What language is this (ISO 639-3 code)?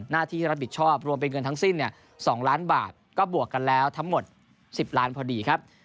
tha